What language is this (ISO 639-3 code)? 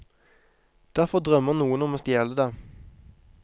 nor